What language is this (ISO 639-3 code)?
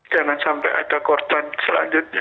ind